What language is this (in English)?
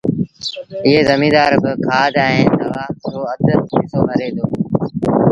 Sindhi Bhil